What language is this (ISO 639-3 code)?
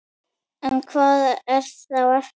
isl